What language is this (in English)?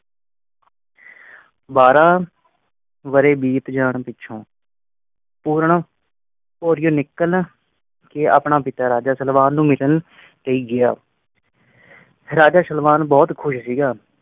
Punjabi